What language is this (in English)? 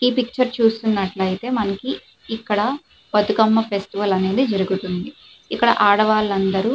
Telugu